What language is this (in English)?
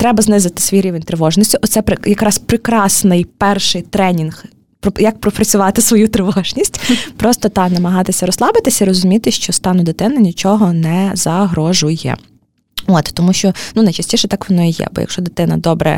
Ukrainian